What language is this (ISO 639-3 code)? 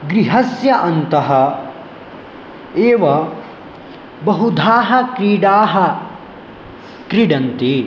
san